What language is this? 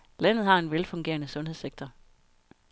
Danish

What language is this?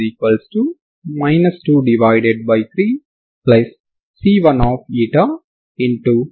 Telugu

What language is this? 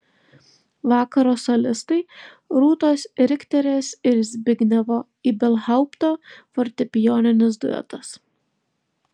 Lithuanian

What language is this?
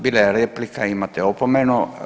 Croatian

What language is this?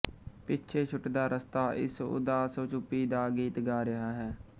Punjabi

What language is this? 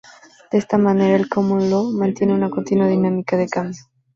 Spanish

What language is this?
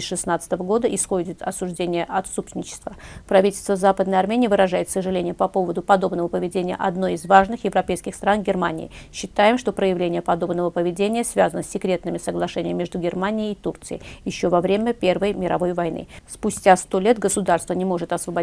Russian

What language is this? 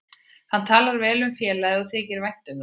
Icelandic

